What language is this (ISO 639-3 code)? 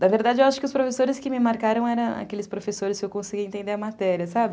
por